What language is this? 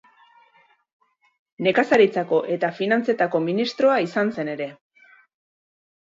Basque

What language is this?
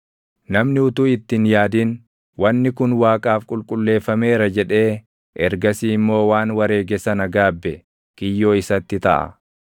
Oromo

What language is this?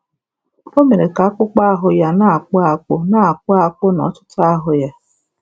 Igbo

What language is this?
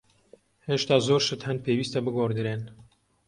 Central Kurdish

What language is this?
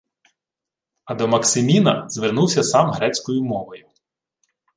Ukrainian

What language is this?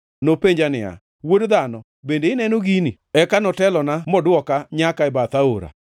Luo (Kenya and Tanzania)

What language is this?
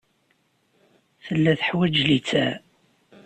Kabyle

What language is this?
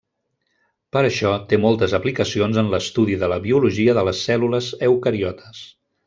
Catalan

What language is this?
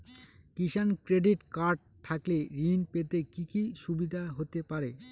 Bangla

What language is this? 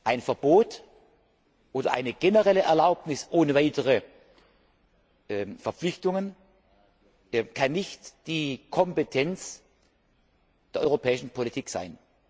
German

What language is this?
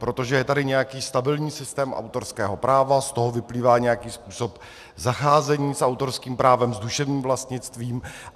Czech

